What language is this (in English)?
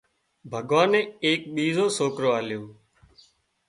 Wadiyara Koli